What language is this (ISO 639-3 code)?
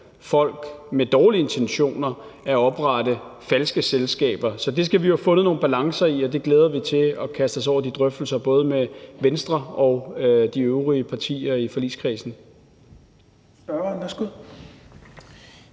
dan